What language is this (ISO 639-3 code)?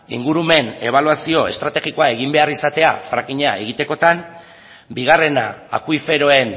eus